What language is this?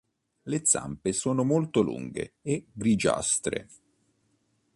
Italian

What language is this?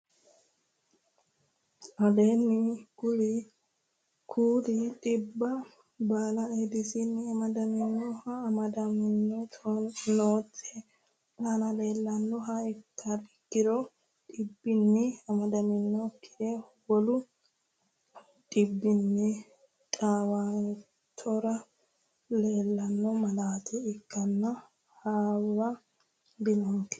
Sidamo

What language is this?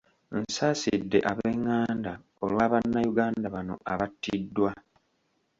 Ganda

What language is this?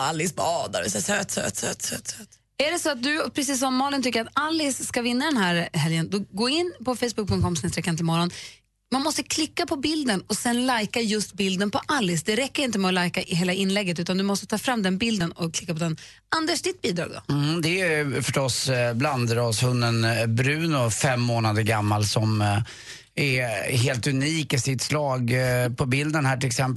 Swedish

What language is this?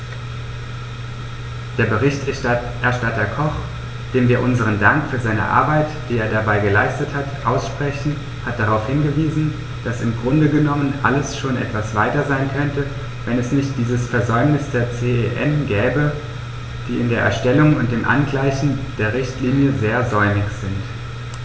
German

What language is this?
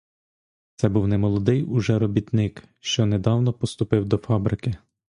Ukrainian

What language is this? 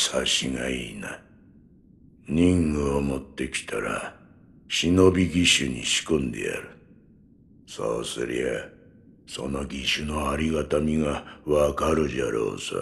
Japanese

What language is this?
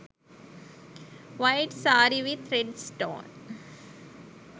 Sinhala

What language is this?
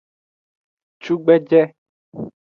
Aja (Benin)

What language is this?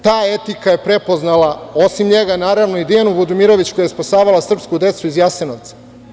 Serbian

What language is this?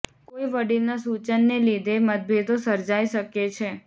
Gujarati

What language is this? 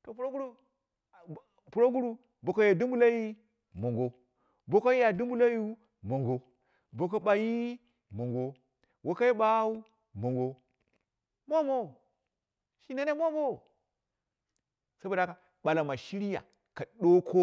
Dera (Nigeria)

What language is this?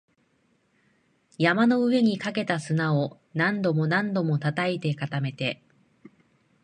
Japanese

